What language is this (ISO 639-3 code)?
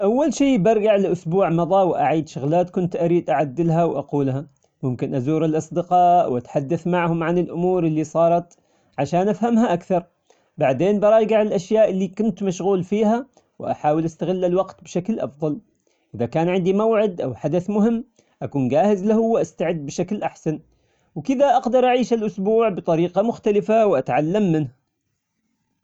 acx